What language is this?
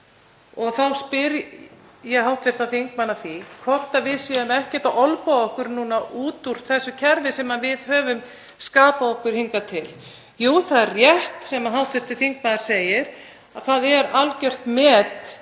Icelandic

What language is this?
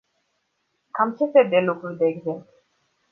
Romanian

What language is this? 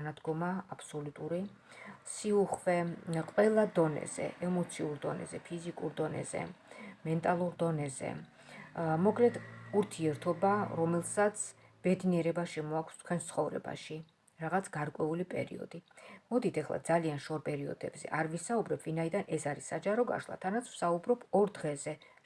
Georgian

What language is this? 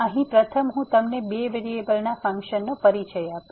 Gujarati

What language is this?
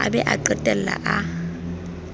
Southern Sotho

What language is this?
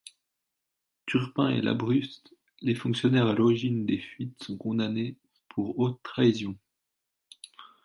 French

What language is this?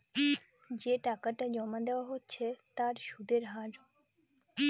Bangla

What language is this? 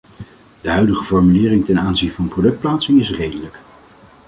Dutch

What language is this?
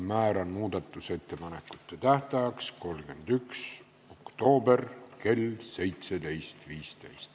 Estonian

